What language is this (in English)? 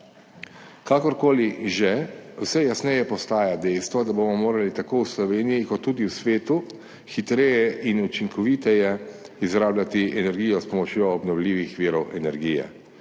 Slovenian